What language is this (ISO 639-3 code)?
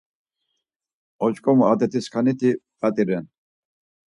lzz